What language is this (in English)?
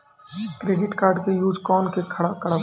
Maithili